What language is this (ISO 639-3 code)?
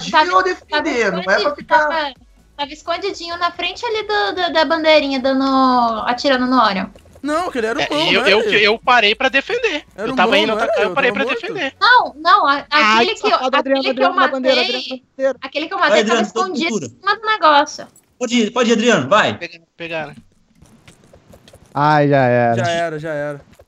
por